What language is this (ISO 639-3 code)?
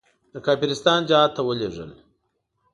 pus